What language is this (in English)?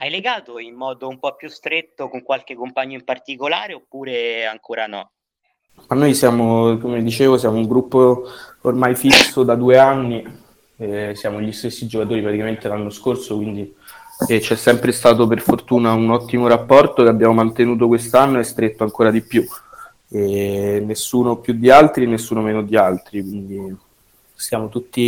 Italian